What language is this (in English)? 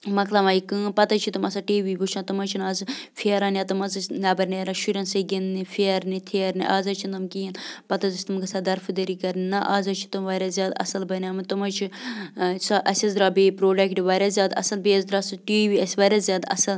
Kashmiri